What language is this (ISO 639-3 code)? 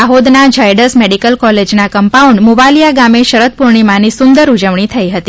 guj